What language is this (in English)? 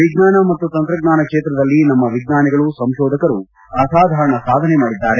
Kannada